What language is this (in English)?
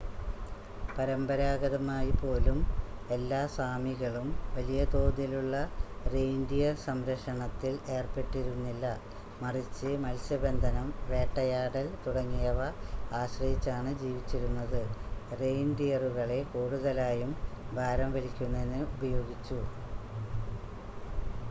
Malayalam